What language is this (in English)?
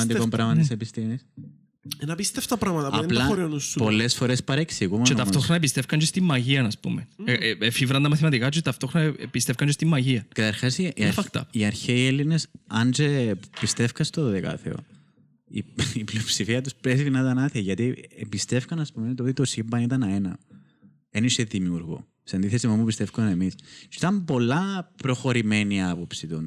Greek